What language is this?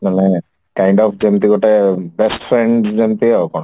Odia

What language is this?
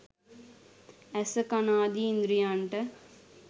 Sinhala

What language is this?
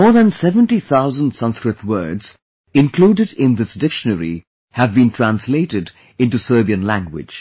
English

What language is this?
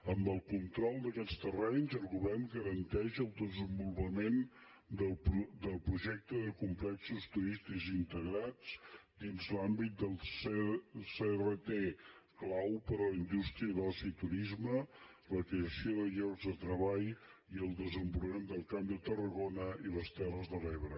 Catalan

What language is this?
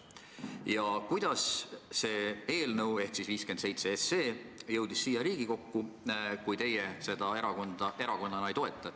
Estonian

